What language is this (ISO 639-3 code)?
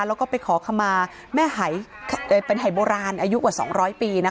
tha